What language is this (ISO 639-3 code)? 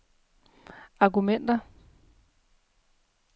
dan